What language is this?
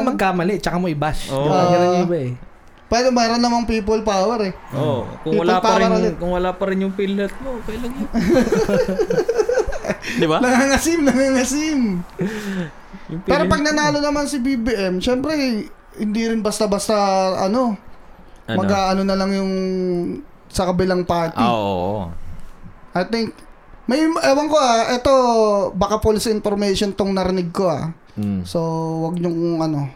Filipino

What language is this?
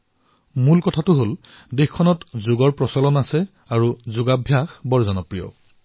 Assamese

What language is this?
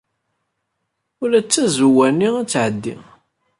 Kabyle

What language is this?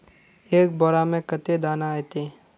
Magahi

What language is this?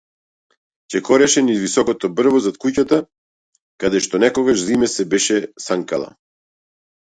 Macedonian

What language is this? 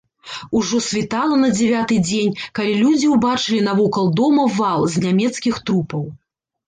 Belarusian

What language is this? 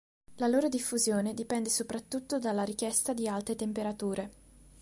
Italian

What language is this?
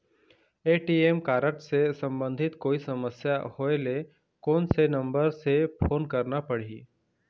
Chhattisgarhi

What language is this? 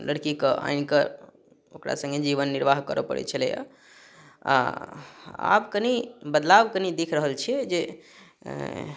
Maithili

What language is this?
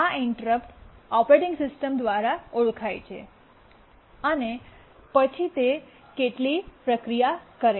Gujarati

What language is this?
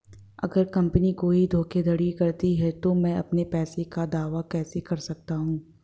Hindi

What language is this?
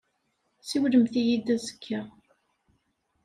Kabyle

